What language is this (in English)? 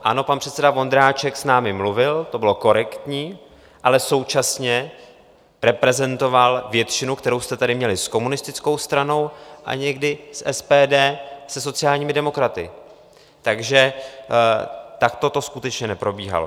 Czech